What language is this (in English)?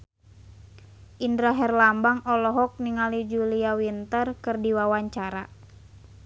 Sundanese